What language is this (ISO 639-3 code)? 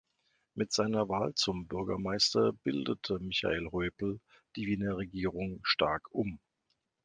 deu